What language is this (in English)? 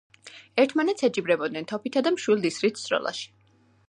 Georgian